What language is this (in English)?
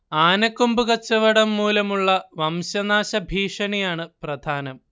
Malayalam